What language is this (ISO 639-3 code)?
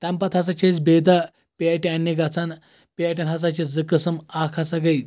kas